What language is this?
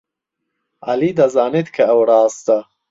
Central Kurdish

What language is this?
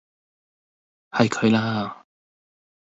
Cantonese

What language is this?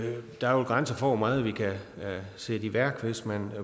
Danish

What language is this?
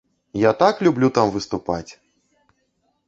Belarusian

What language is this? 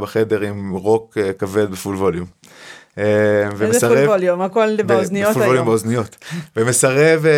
Hebrew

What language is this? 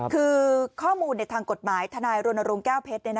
Thai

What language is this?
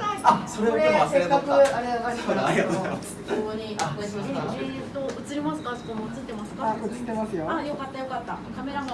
Japanese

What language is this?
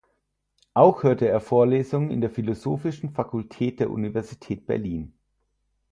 German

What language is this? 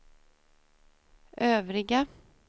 Swedish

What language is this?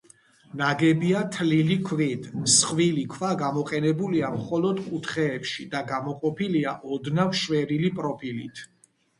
Georgian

